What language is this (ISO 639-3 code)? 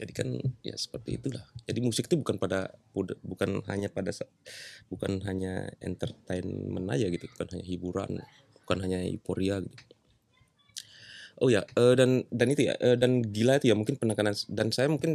ind